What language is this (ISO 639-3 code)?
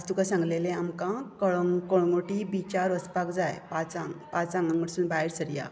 kok